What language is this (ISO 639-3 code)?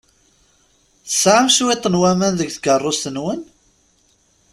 kab